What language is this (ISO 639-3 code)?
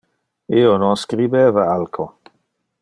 ina